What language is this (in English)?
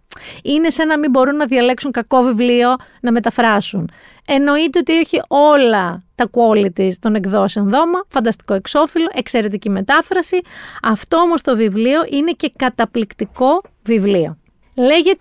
Greek